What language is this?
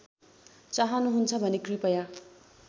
Nepali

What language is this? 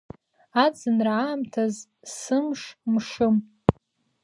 Abkhazian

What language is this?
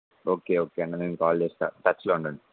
Telugu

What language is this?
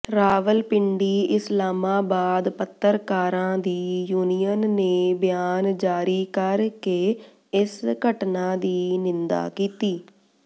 Punjabi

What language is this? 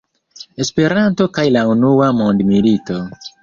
Esperanto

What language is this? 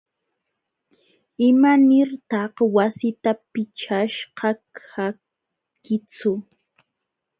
Jauja Wanca Quechua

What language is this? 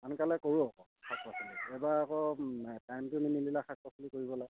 Assamese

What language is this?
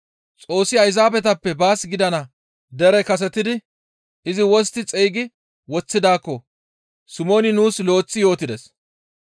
Gamo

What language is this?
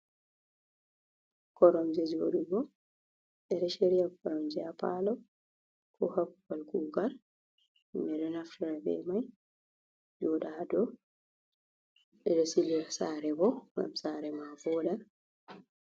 Fula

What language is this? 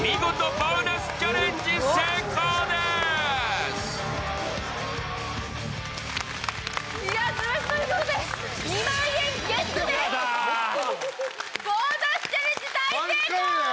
Japanese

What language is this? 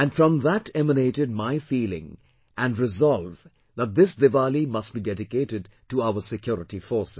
English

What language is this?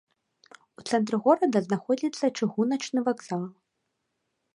Belarusian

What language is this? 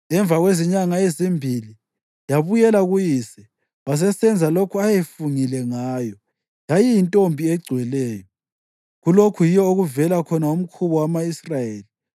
North Ndebele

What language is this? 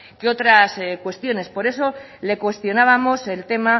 Spanish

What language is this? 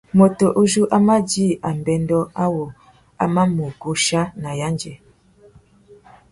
Tuki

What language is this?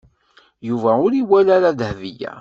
Kabyle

